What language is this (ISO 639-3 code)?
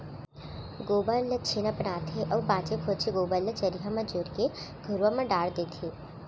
hne